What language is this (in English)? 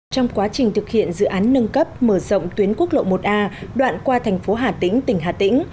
Vietnamese